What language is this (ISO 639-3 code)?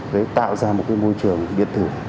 vie